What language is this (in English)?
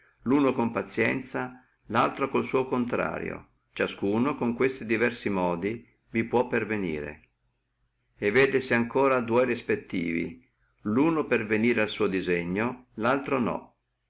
Italian